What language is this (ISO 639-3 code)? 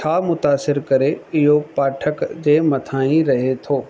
snd